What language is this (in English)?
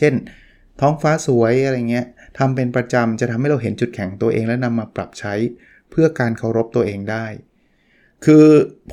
Thai